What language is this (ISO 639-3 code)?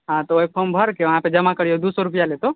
mai